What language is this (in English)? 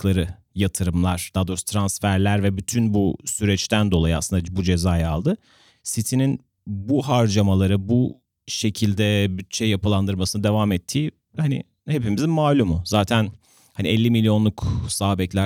Turkish